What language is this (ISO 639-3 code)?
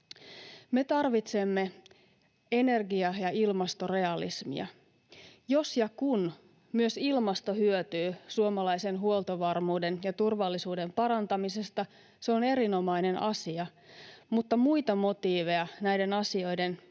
fin